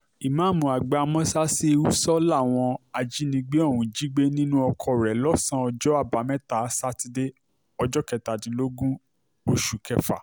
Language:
Yoruba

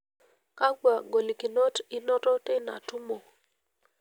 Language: Masai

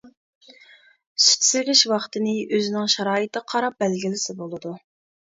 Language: Uyghur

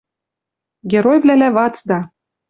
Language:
Western Mari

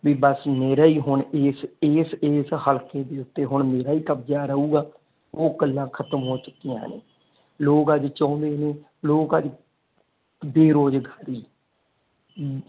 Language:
Punjabi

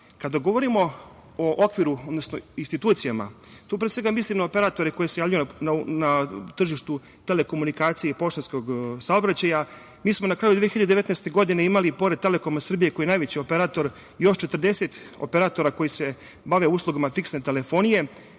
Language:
Serbian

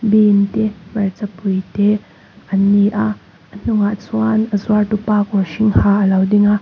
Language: Mizo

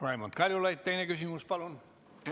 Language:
Estonian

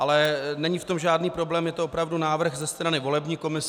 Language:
Czech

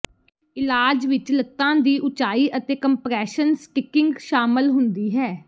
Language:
Punjabi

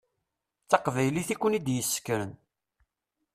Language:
Kabyle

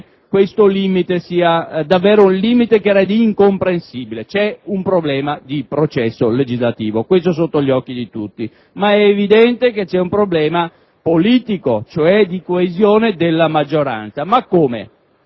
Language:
Italian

